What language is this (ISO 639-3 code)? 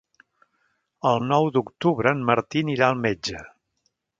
cat